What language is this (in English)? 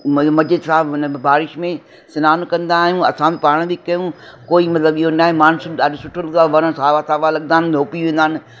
Sindhi